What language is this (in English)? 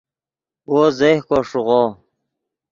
Yidgha